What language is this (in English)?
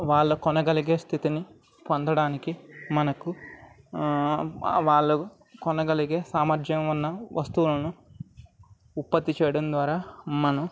Telugu